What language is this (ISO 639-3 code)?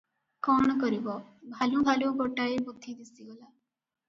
ori